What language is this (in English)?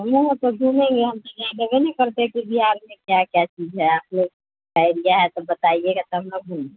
Hindi